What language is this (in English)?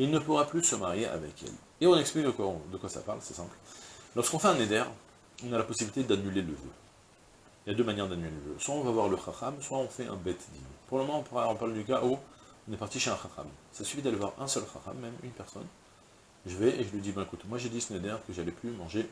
French